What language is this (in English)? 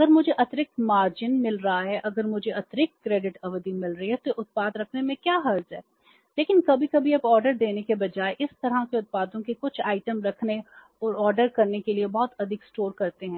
Hindi